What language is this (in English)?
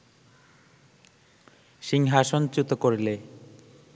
Bangla